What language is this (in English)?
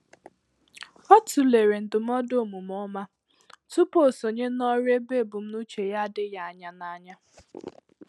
Igbo